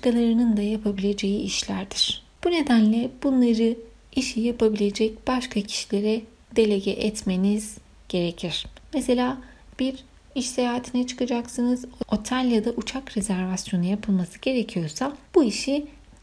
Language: Turkish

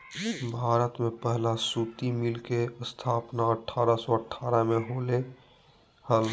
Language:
Magahi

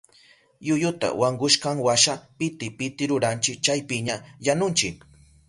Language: Southern Pastaza Quechua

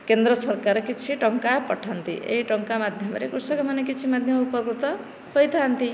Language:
Odia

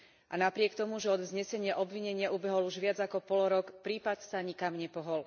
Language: Slovak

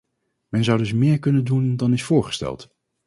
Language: Dutch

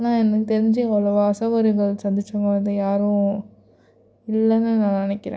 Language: Tamil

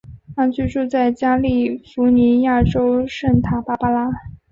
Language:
Chinese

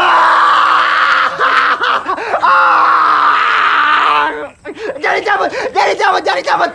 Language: Indonesian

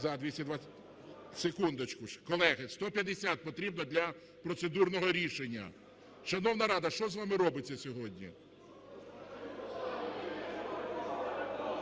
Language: Ukrainian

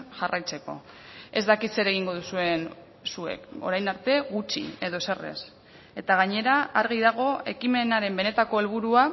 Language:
Basque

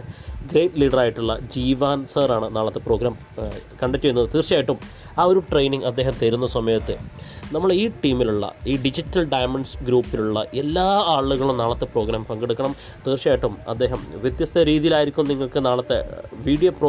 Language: Malayalam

